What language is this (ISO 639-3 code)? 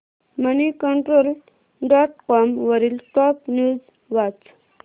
mar